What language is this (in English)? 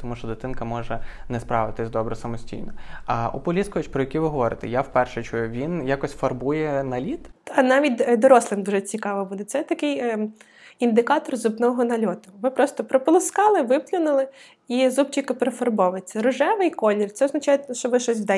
Ukrainian